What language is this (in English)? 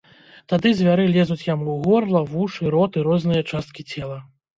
Belarusian